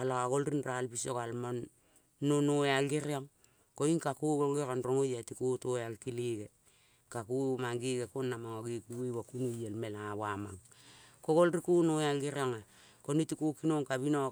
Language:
Kol (Papua New Guinea)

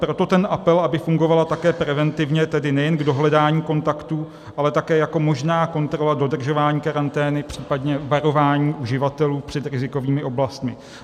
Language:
Czech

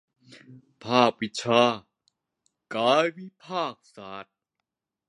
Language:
Thai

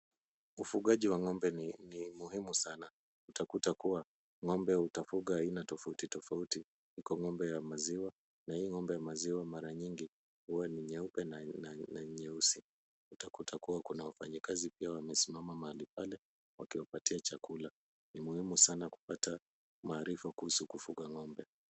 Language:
Swahili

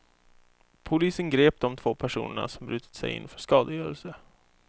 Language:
Swedish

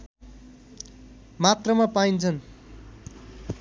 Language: Nepali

